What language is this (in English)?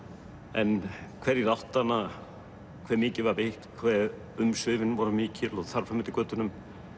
Icelandic